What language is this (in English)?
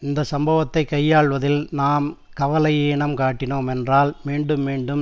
Tamil